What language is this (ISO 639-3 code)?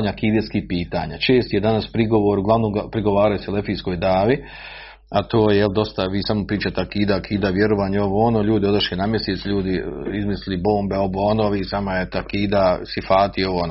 hrv